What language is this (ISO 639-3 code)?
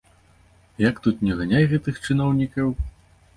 bel